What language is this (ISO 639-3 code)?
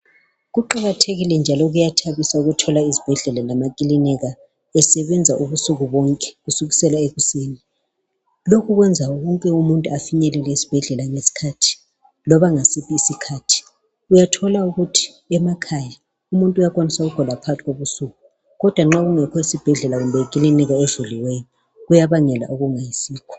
nde